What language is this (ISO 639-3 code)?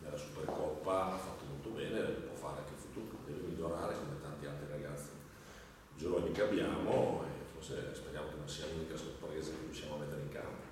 ita